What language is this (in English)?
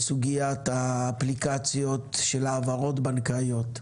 Hebrew